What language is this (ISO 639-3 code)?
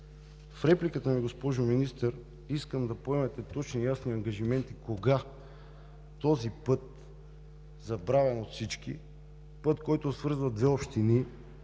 bul